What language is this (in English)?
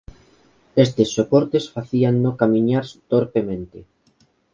Galician